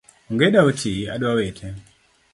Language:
Luo (Kenya and Tanzania)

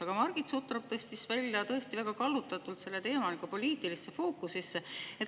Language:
Estonian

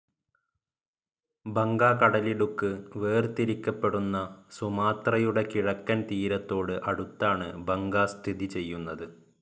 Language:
Malayalam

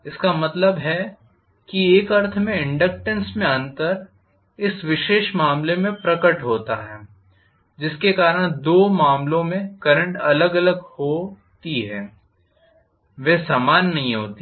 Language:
Hindi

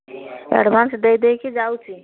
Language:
Odia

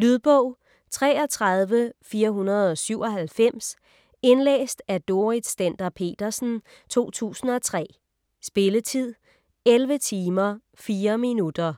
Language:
Danish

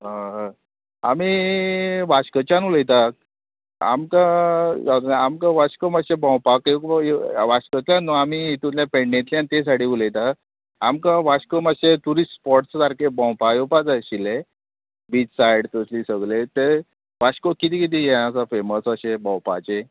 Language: Konkani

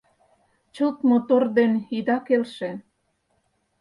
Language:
Mari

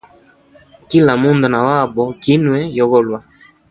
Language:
Hemba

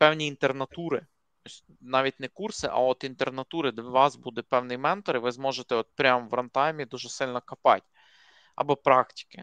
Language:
Ukrainian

